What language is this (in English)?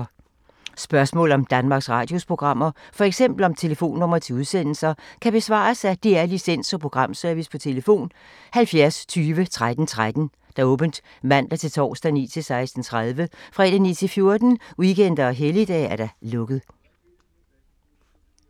Danish